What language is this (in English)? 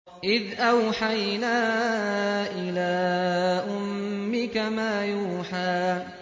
Arabic